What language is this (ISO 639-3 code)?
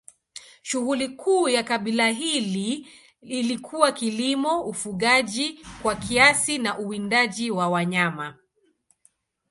swa